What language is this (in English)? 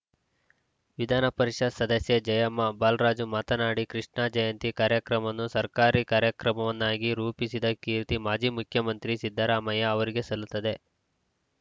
Kannada